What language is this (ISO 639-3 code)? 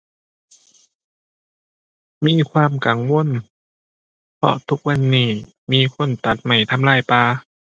tha